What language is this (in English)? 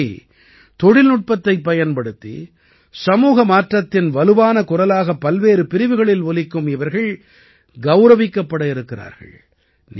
Tamil